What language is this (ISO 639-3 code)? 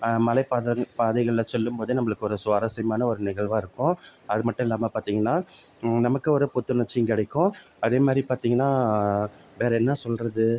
tam